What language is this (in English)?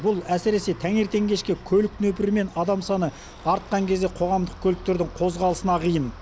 Kazakh